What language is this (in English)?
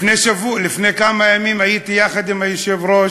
Hebrew